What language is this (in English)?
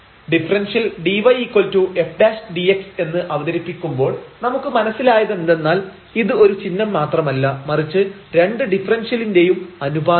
Malayalam